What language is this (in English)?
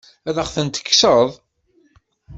Kabyle